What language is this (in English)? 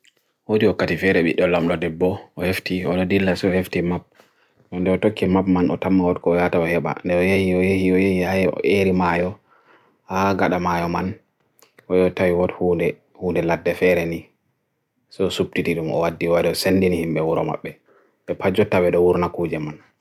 Bagirmi Fulfulde